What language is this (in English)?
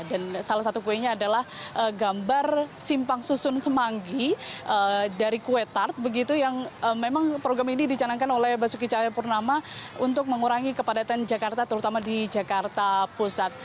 Indonesian